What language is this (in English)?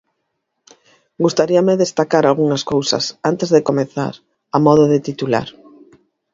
Galician